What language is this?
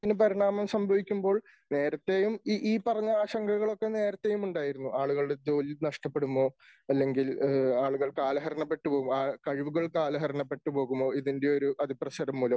Malayalam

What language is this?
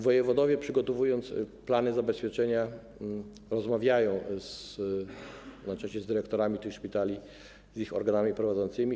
Polish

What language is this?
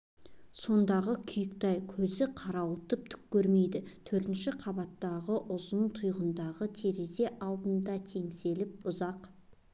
Kazakh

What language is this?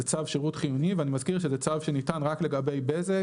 Hebrew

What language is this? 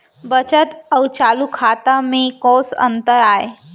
Chhattisgarhi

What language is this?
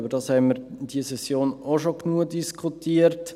Swiss German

